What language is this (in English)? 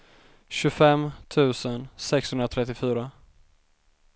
Swedish